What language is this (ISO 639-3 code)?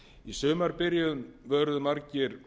isl